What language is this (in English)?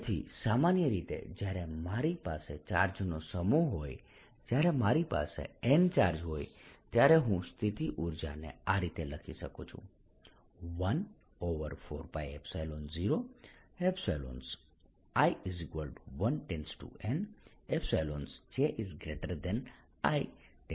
Gujarati